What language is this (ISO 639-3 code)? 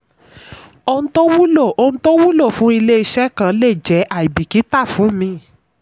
yor